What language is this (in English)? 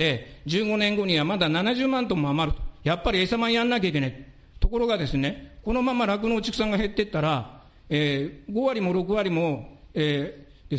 Japanese